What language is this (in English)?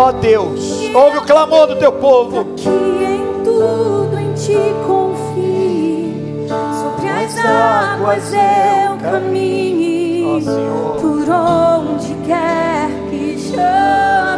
Portuguese